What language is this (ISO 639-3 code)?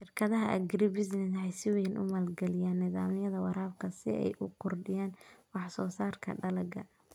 som